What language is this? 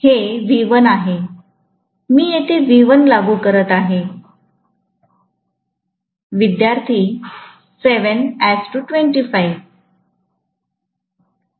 Marathi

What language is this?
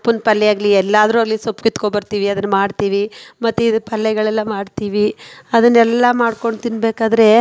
Kannada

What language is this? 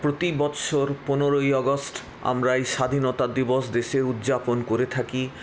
Bangla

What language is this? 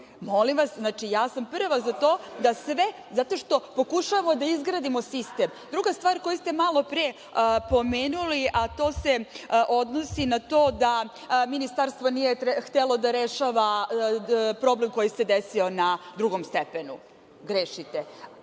Serbian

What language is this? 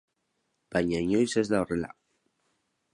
Basque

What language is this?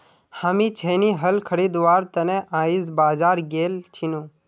Magahi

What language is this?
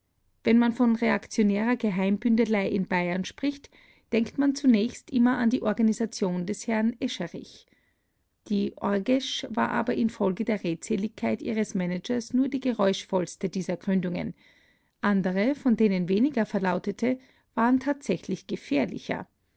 German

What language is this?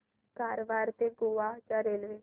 Marathi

